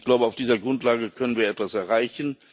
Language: German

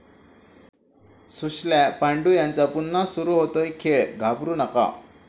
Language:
Marathi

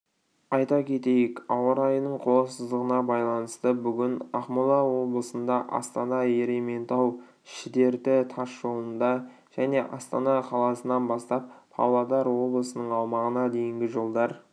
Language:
Kazakh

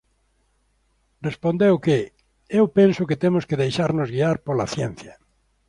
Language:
Galician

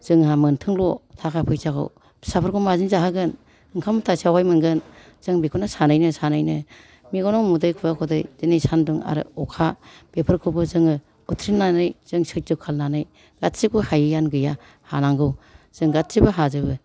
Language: Bodo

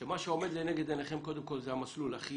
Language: Hebrew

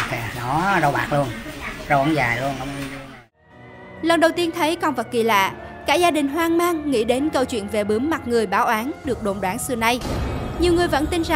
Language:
Vietnamese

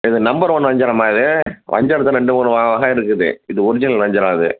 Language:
Tamil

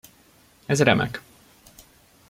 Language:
Hungarian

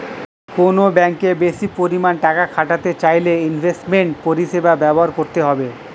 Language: Bangla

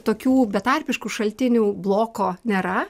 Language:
Lithuanian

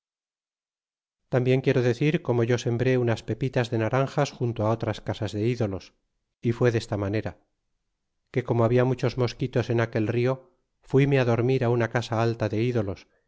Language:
Spanish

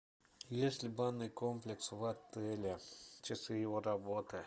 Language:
Russian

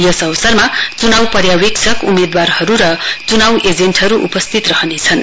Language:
Nepali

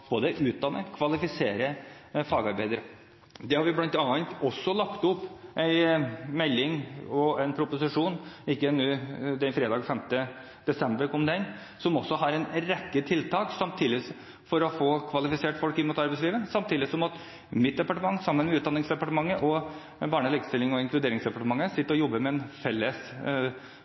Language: Norwegian Bokmål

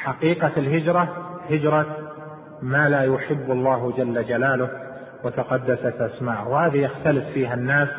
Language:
Arabic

